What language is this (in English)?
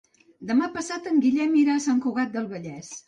Catalan